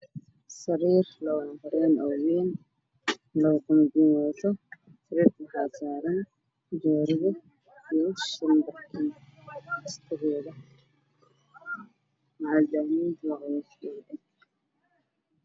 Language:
Somali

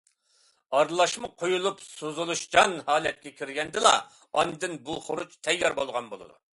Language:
Uyghur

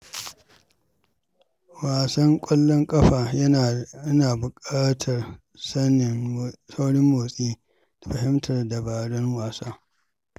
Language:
Hausa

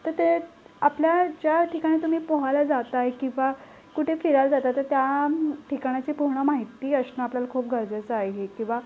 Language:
Marathi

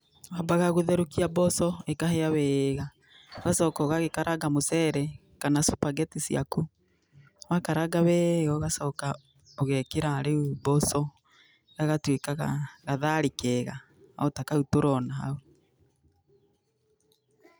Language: Kikuyu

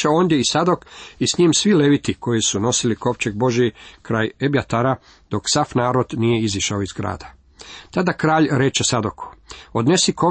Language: Croatian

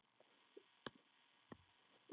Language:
Icelandic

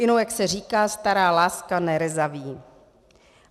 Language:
Czech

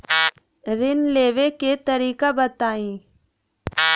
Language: Bhojpuri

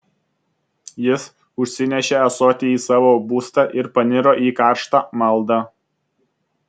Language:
Lithuanian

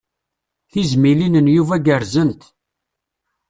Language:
Kabyle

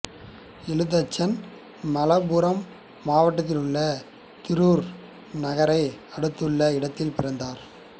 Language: Tamil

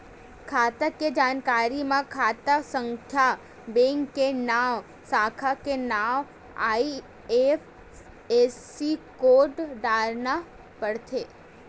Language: Chhattisgarhi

